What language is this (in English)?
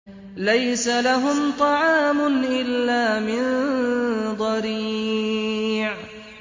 Arabic